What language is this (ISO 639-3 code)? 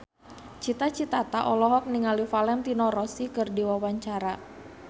sun